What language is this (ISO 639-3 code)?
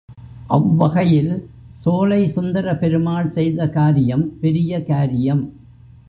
tam